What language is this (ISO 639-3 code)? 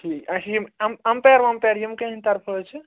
kas